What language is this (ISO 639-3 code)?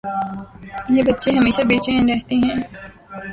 urd